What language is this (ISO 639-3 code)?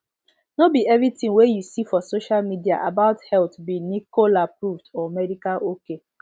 pcm